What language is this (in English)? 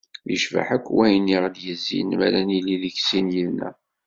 Kabyle